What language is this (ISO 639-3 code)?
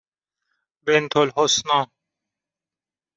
fas